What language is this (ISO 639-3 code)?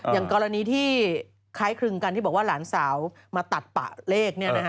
tha